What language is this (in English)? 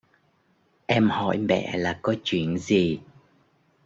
Vietnamese